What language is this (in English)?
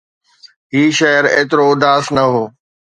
Sindhi